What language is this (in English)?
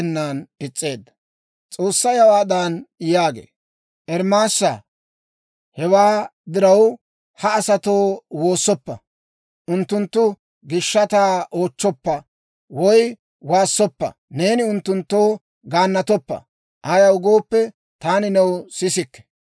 Dawro